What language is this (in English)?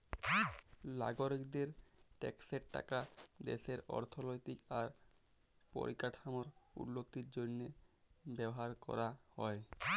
Bangla